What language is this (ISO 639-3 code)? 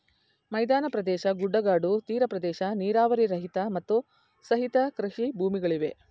kan